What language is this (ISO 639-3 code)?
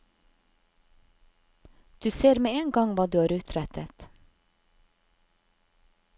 nor